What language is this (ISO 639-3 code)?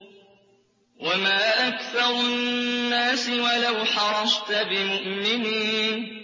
ara